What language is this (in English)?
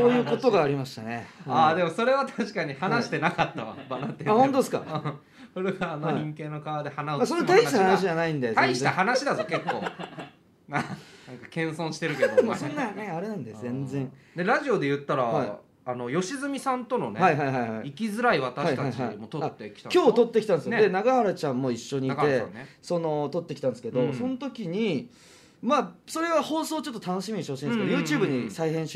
Japanese